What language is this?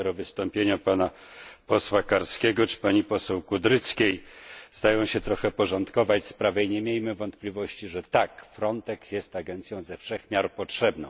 Polish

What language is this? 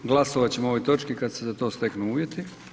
Croatian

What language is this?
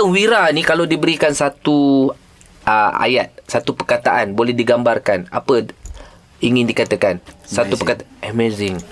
Malay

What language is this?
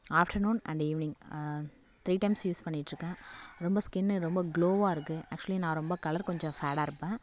Tamil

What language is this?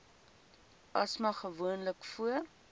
Afrikaans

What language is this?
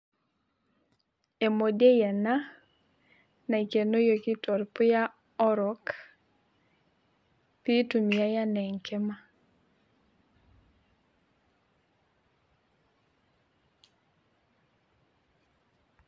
Masai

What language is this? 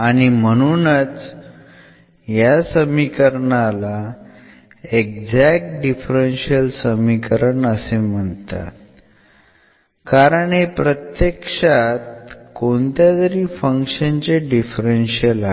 Marathi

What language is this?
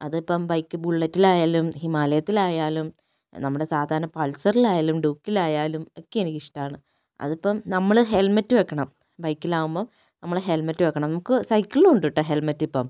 Malayalam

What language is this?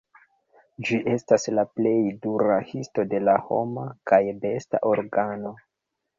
Esperanto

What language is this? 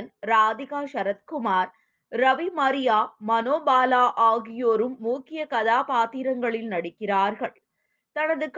Tamil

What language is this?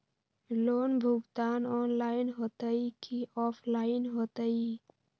Magahi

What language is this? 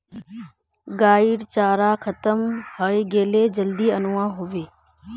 Magahi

